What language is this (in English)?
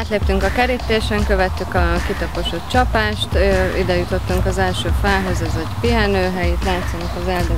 Hungarian